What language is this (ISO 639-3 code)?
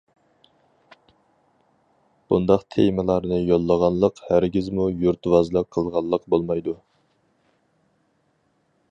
uig